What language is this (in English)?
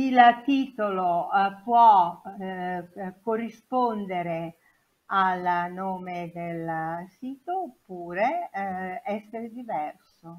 Italian